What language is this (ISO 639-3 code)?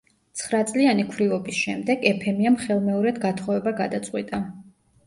kat